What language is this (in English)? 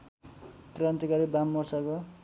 Nepali